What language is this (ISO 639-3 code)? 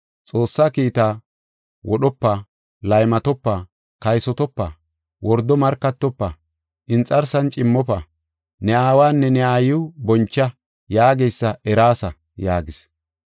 gof